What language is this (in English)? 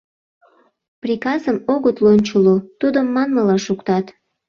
Mari